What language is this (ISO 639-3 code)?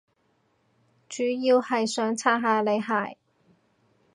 yue